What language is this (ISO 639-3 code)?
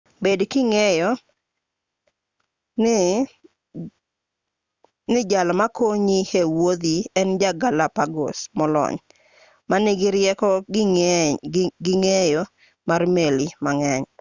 luo